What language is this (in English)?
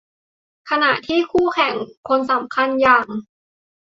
Thai